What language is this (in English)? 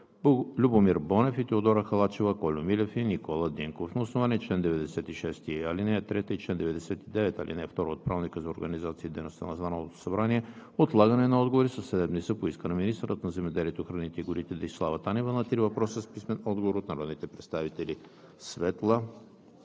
Bulgarian